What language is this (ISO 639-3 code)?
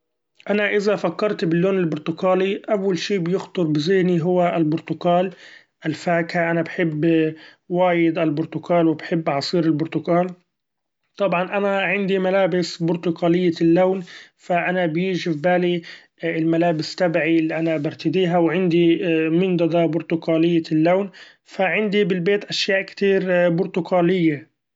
afb